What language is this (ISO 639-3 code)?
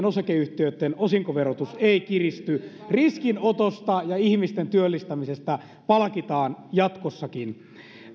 fin